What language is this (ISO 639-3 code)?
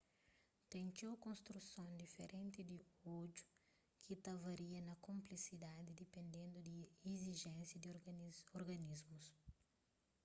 kea